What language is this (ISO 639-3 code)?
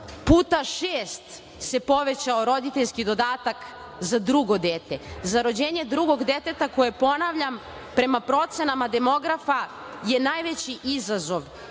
srp